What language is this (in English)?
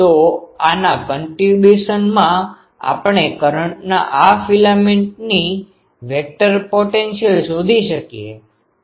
Gujarati